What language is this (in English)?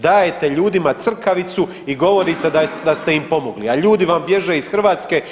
Croatian